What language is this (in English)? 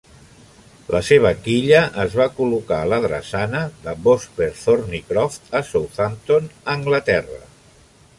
Catalan